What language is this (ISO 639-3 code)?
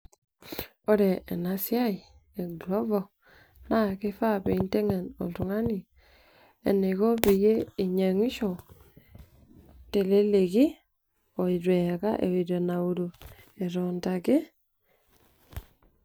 mas